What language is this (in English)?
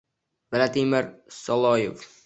Uzbek